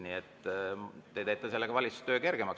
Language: Estonian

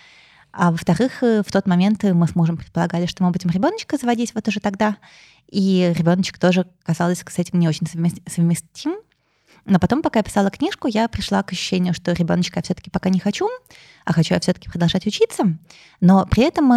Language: Russian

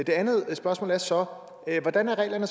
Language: Danish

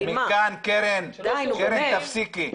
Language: Hebrew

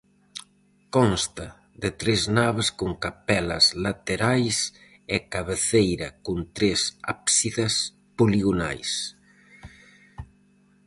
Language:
Galician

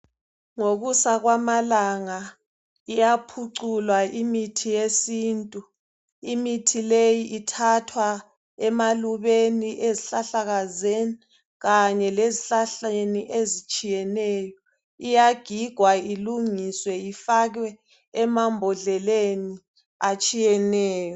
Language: North Ndebele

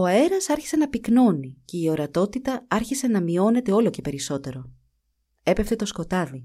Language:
Greek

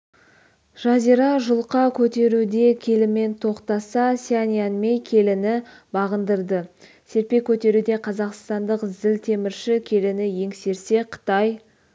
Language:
Kazakh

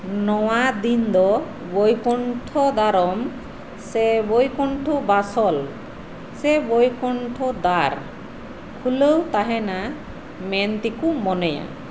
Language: Santali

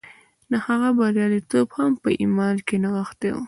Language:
Pashto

